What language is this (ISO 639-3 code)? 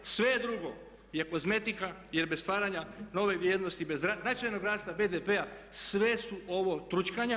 hrv